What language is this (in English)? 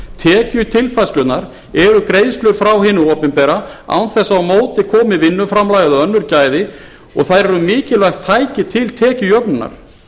Icelandic